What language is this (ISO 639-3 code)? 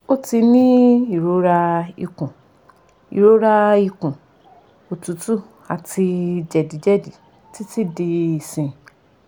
yor